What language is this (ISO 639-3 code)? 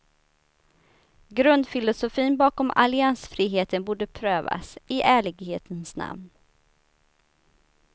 swe